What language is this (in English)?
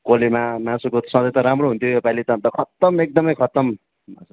Nepali